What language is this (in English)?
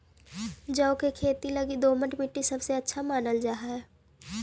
Magahi